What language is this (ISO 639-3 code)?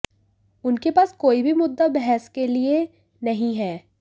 hin